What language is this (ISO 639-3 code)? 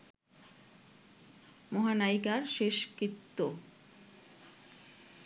ben